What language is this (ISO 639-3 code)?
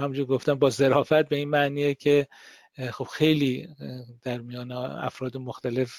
fas